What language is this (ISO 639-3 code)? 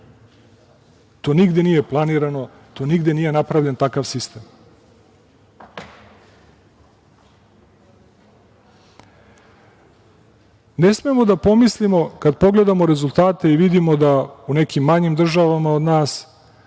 srp